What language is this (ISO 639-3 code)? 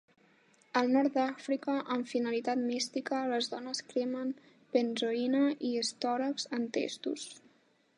cat